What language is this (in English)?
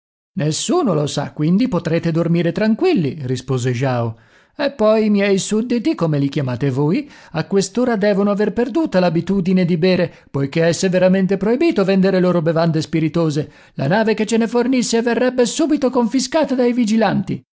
Italian